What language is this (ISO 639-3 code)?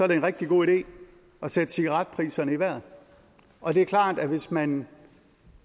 dan